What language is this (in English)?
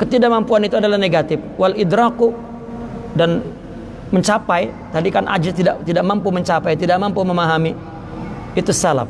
Indonesian